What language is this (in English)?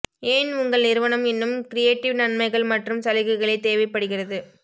Tamil